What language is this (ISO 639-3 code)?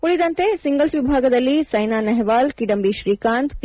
kan